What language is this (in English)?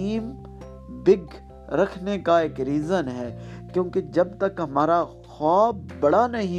Urdu